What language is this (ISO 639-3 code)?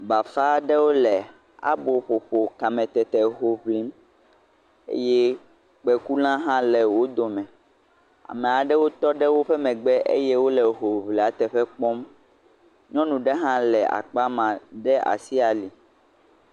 ewe